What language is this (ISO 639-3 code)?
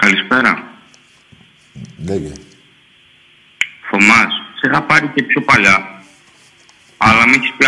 ell